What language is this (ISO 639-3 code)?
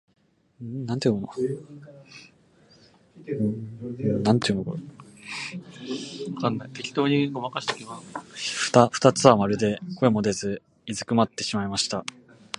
jpn